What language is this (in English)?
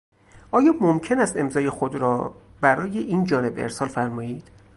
Persian